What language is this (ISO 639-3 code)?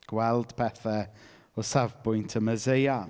cym